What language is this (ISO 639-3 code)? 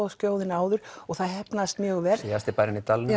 isl